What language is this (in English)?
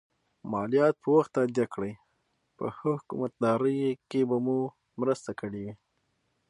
Pashto